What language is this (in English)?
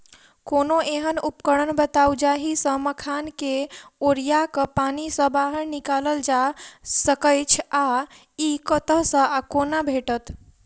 Maithili